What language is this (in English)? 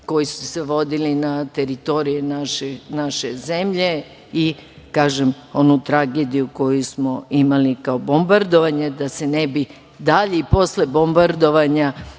Serbian